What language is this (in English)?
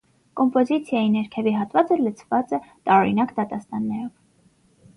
Armenian